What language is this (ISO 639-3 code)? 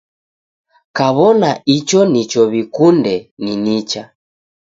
dav